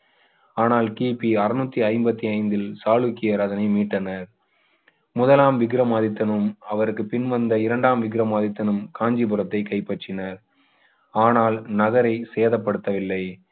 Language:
Tamil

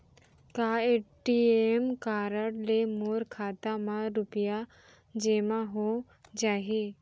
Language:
Chhattisgarhi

